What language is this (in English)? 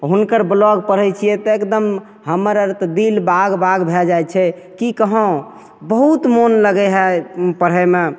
Maithili